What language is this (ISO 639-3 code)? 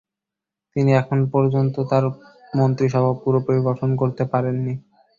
ben